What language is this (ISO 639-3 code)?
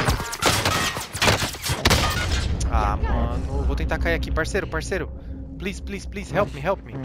por